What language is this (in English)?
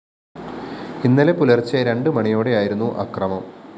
Malayalam